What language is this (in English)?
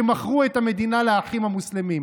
Hebrew